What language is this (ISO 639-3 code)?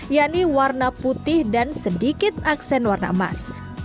ind